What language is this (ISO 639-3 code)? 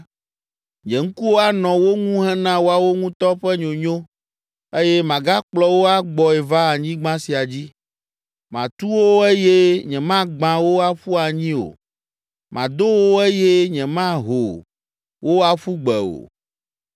ewe